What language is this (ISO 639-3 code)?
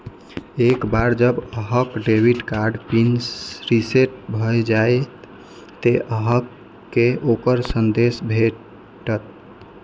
mai